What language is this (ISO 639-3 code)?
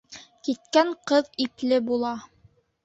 bak